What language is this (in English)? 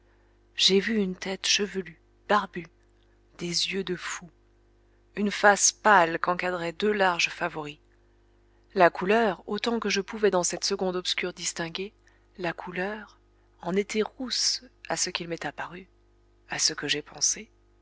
French